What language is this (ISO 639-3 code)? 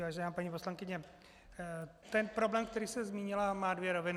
ces